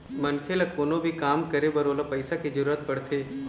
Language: Chhattisgarhi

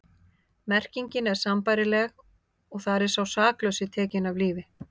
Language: Icelandic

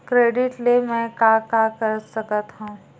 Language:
Chhattisgarhi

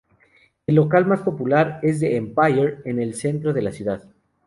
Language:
Spanish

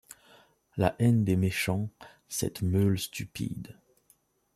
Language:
French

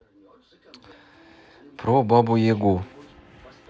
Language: Russian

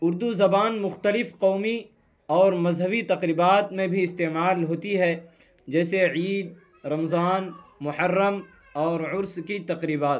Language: Urdu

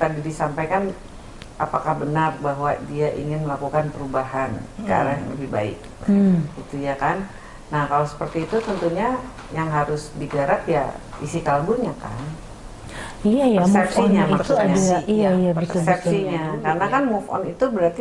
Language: Indonesian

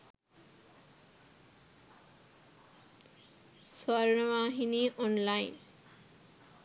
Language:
Sinhala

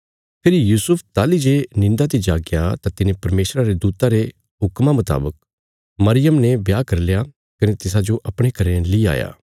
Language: Bilaspuri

